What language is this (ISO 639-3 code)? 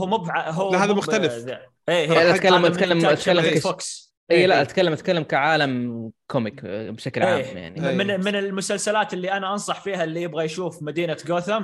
ara